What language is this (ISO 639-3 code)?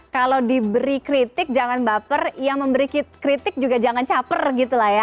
ind